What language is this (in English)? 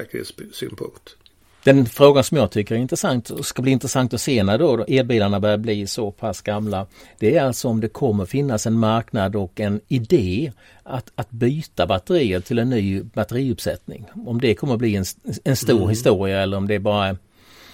Swedish